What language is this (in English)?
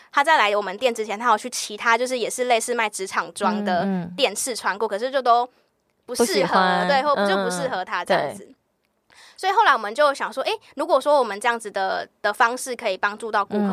Chinese